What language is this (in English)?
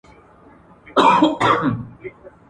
Pashto